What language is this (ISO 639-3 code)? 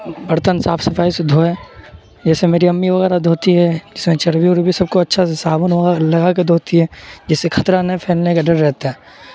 urd